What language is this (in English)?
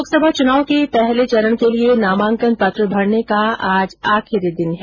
Hindi